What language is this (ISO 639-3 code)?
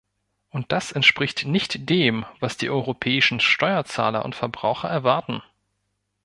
deu